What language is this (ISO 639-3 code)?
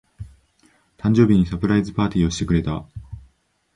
jpn